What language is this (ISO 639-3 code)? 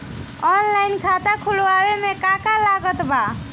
bho